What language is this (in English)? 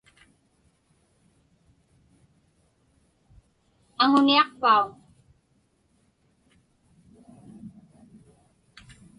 Inupiaq